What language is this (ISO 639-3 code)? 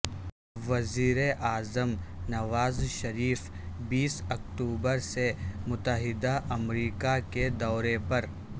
urd